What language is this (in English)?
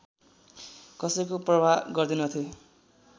Nepali